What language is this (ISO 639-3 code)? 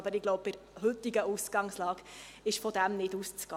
gsw